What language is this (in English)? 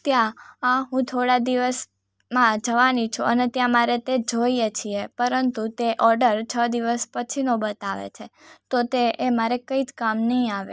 Gujarati